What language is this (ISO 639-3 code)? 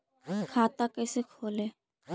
mag